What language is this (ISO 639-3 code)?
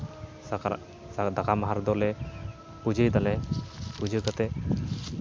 sat